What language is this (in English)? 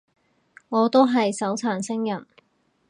Cantonese